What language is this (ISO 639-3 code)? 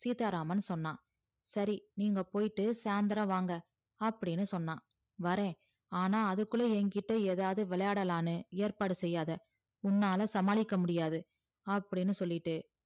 tam